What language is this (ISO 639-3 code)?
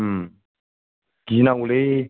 brx